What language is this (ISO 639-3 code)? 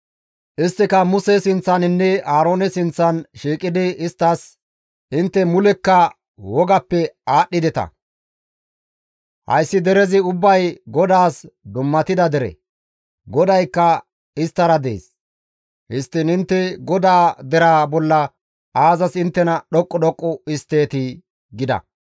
gmv